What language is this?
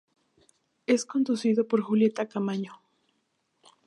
Spanish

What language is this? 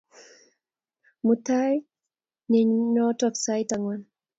Kalenjin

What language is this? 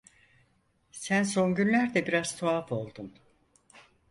Turkish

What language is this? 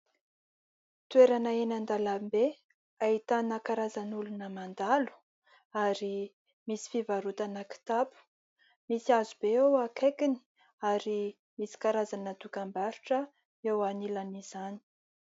Malagasy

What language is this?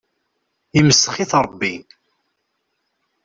Kabyle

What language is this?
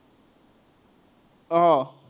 Assamese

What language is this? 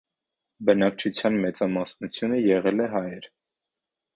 Armenian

